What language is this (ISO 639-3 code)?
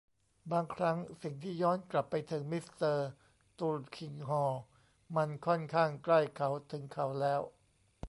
tha